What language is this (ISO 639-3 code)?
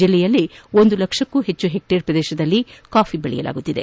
kan